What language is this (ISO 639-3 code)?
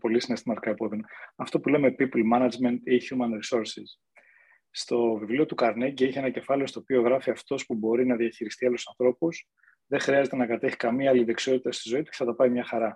ell